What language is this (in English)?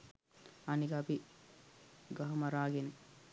Sinhala